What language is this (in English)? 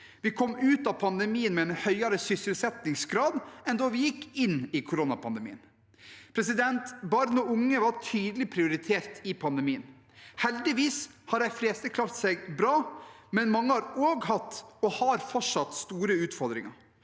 Norwegian